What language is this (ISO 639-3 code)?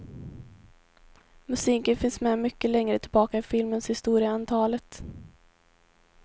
swe